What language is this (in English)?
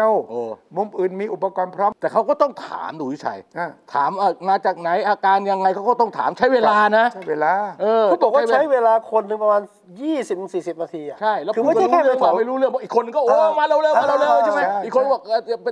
Thai